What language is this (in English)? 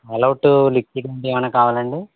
Telugu